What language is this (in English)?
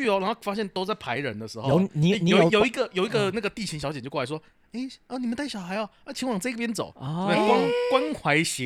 Chinese